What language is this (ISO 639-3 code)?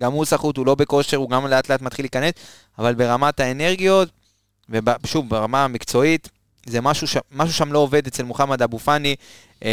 heb